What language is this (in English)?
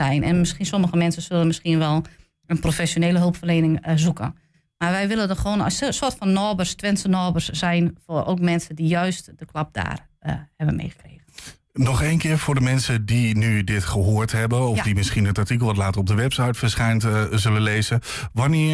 Dutch